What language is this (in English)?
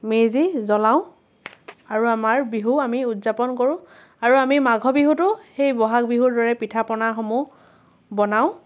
Assamese